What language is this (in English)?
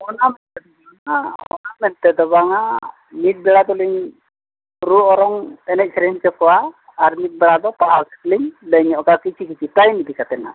Santali